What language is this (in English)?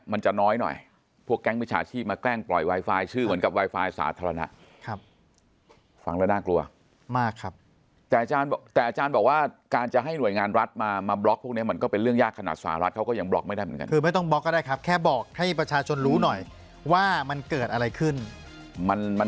Thai